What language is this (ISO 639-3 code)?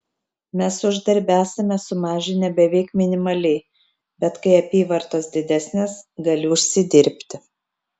lit